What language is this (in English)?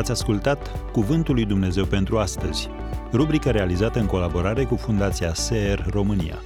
Romanian